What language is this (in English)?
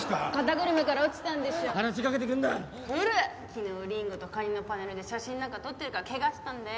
Japanese